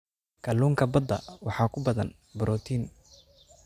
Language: Somali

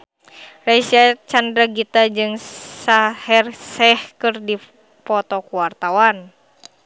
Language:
Sundanese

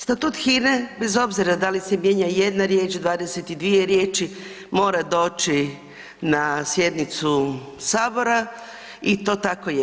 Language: Croatian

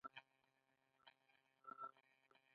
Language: Pashto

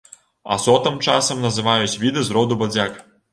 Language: Belarusian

